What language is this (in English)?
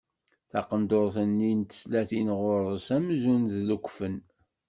Kabyle